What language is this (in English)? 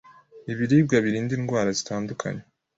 Kinyarwanda